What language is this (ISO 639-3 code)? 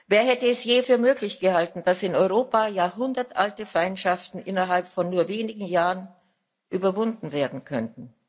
deu